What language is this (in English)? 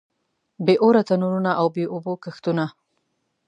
Pashto